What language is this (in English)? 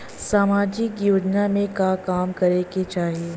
Bhojpuri